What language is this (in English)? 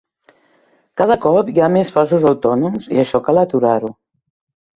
Catalan